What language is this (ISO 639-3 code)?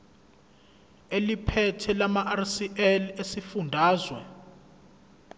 zul